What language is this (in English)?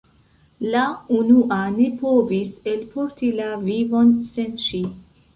Esperanto